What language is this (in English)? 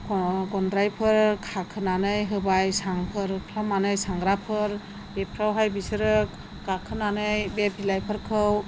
Bodo